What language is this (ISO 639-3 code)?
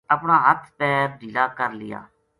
gju